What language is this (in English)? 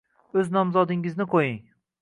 Uzbek